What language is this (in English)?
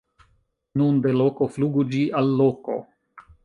Esperanto